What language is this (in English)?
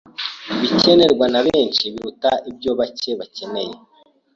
Kinyarwanda